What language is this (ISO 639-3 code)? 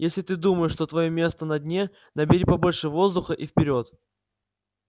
rus